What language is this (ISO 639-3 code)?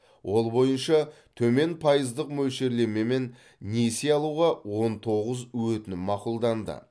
kaz